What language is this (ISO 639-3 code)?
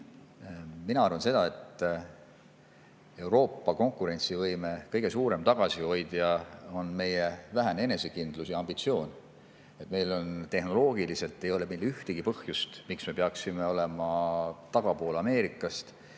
est